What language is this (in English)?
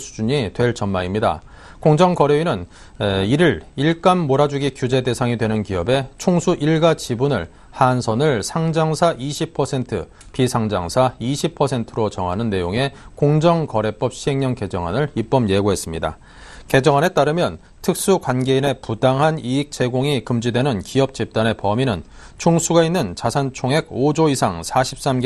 Korean